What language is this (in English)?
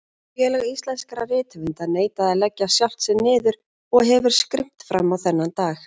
Icelandic